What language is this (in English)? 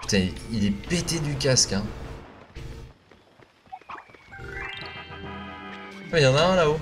French